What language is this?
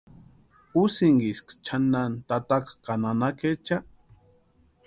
Western Highland Purepecha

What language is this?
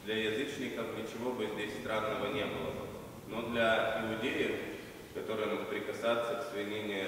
Russian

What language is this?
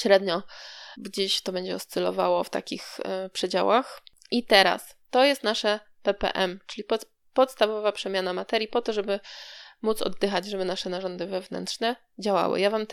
Polish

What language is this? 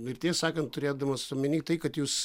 Lithuanian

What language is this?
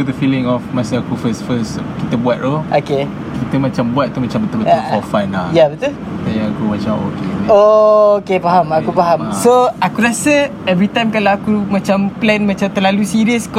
Malay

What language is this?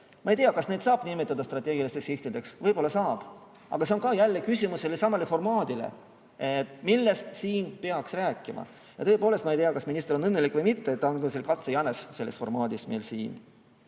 Estonian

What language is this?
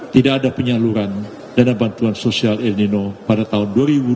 Indonesian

